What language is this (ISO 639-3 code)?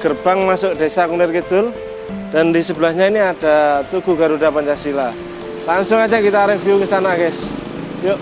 ind